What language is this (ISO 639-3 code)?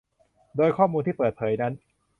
tha